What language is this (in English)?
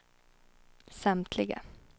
Swedish